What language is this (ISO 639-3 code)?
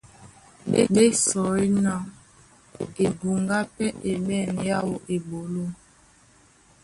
dua